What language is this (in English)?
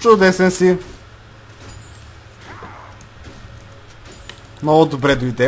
Bulgarian